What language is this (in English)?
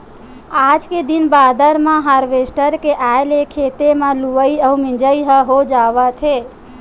Chhattisgarhi